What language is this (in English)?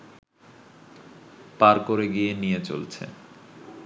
Bangla